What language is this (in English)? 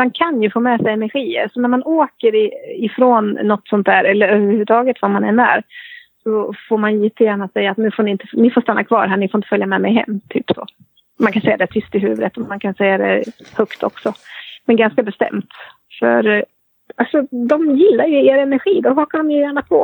Swedish